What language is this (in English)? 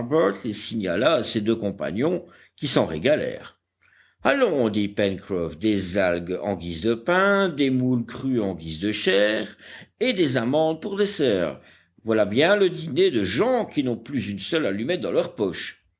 French